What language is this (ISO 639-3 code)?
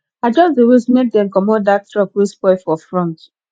pcm